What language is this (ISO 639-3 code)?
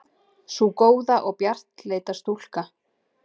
isl